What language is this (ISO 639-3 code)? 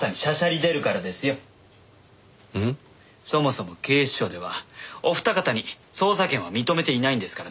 jpn